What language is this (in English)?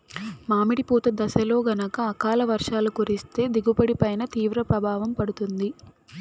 Telugu